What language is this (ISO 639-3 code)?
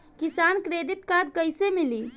bho